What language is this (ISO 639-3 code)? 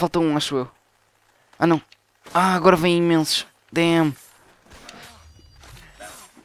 por